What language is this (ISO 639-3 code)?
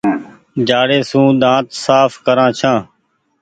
gig